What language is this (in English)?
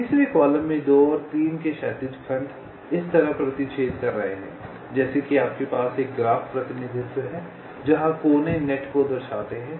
Hindi